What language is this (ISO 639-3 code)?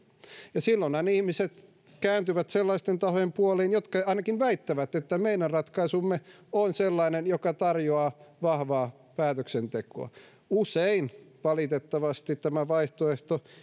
fin